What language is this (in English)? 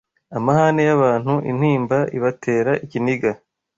Kinyarwanda